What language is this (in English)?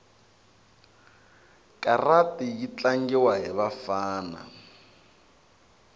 Tsonga